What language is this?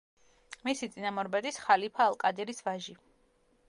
Georgian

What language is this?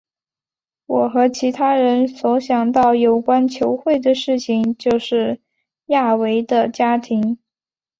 Chinese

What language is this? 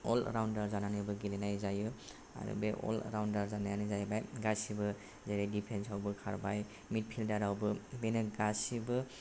Bodo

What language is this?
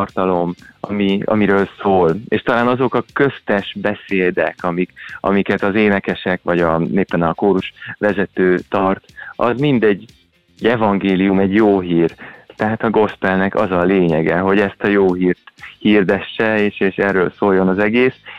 Hungarian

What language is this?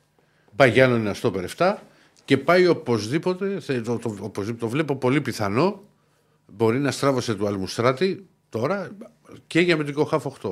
Greek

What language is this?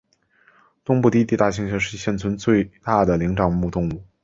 Chinese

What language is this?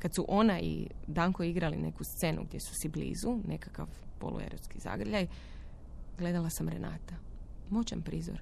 Croatian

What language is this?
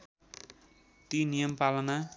Nepali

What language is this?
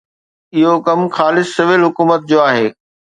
Sindhi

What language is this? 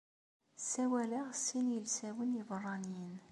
Kabyle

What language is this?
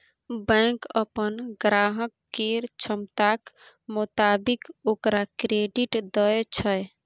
Maithili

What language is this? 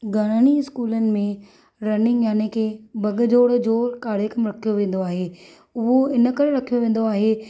Sindhi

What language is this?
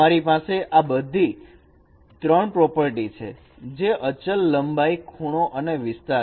Gujarati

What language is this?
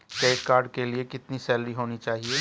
Hindi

